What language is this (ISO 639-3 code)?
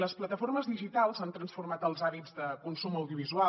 cat